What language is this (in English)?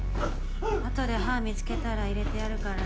Japanese